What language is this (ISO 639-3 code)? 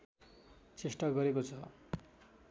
nep